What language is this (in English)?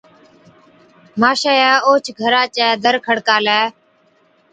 Od